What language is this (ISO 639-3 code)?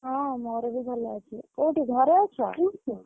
ori